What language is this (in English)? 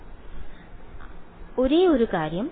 Malayalam